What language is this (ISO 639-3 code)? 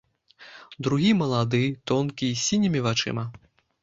bel